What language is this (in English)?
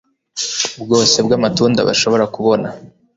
Kinyarwanda